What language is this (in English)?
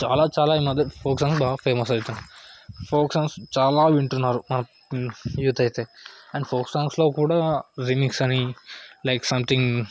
Telugu